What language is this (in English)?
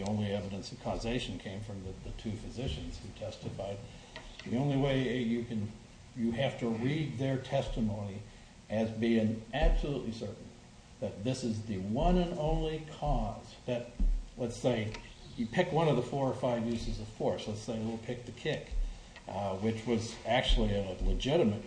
English